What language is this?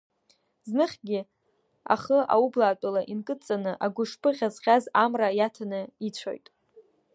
Abkhazian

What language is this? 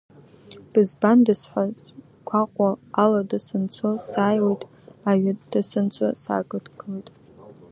Abkhazian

